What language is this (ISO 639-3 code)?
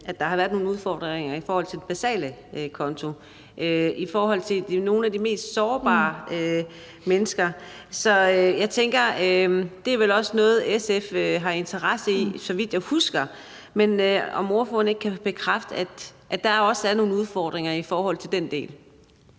dan